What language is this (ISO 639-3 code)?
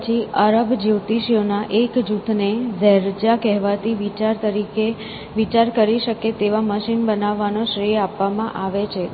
guj